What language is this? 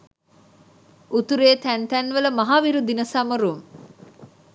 Sinhala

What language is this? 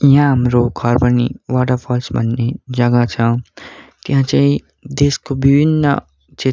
Nepali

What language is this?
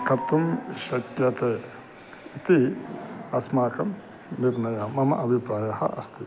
Sanskrit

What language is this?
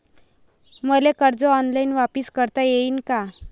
Marathi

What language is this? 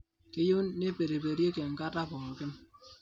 Masai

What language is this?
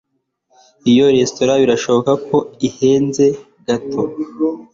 Kinyarwanda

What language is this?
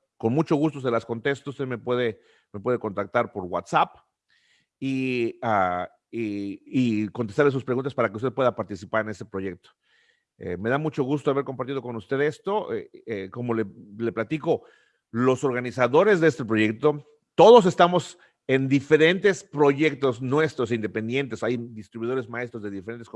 Spanish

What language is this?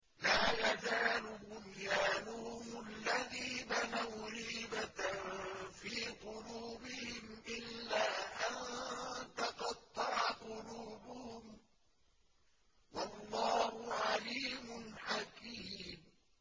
Arabic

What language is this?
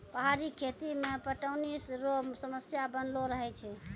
Maithili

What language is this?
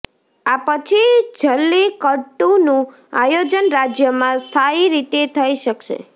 Gujarati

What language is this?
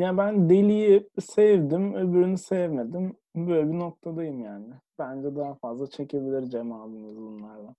Turkish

